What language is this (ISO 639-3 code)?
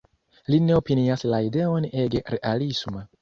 epo